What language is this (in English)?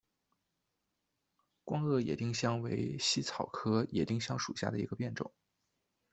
Chinese